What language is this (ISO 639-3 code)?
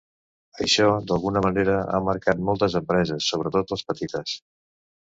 cat